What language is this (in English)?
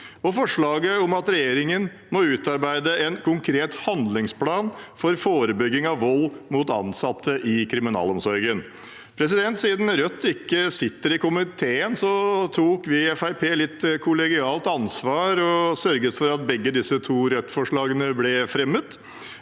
Norwegian